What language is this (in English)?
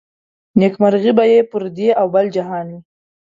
Pashto